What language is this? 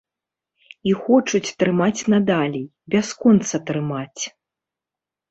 Belarusian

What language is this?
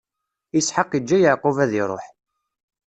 Kabyle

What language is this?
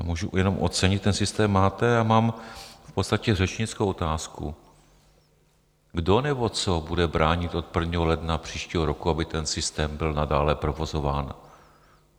Czech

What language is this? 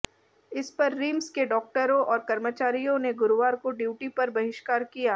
Hindi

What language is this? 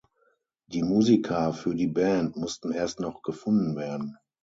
German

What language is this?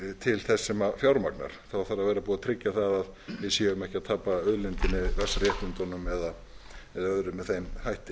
Icelandic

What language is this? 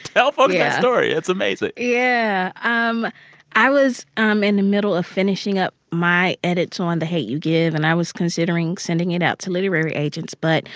English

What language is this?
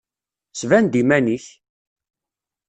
Kabyle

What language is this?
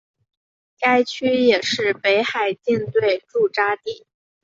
Chinese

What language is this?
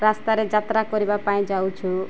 Odia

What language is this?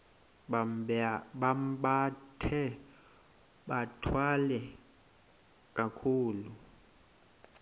Xhosa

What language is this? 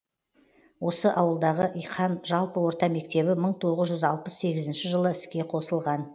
Kazakh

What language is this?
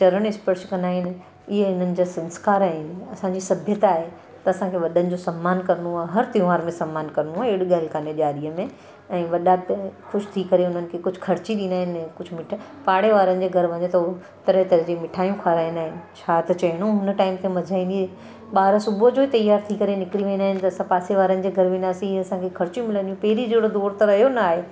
Sindhi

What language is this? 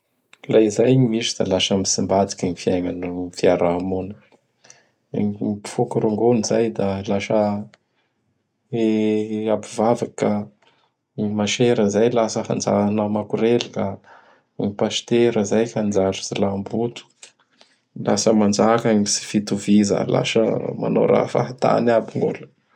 Bara Malagasy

